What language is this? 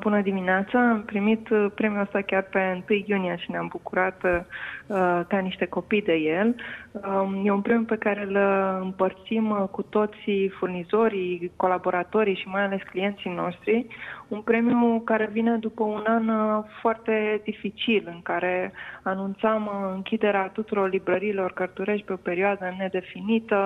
Romanian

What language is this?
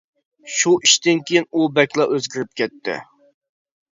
Uyghur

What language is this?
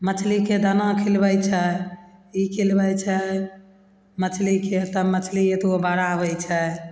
Maithili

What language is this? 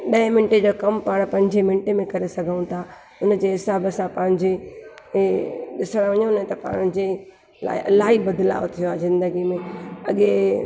Sindhi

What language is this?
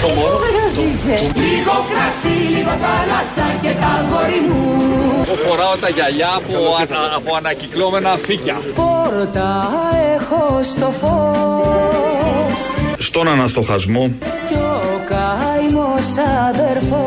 Greek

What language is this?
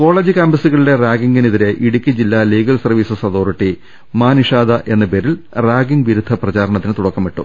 Malayalam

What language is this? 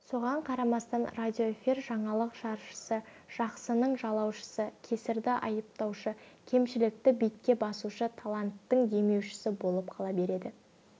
Kazakh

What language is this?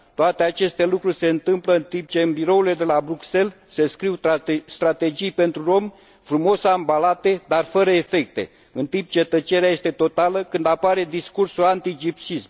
Romanian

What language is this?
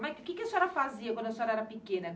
Portuguese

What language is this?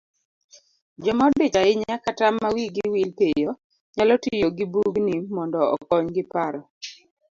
Luo (Kenya and Tanzania)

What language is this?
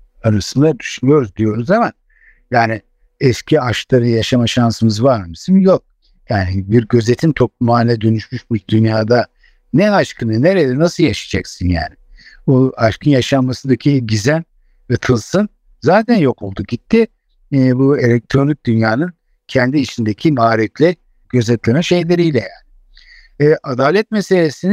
Turkish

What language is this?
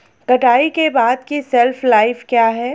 Hindi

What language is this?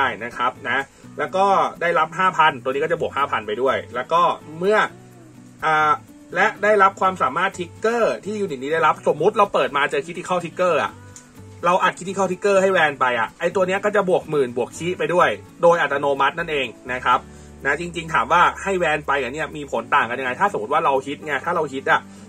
Thai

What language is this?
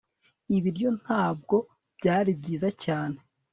Kinyarwanda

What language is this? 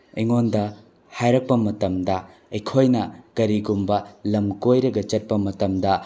Manipuri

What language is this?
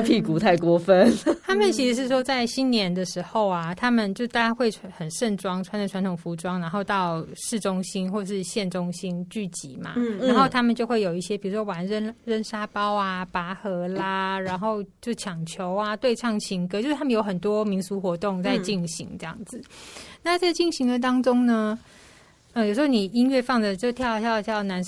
Chinese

